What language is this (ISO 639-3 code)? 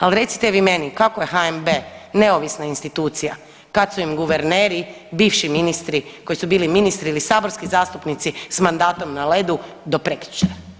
hrv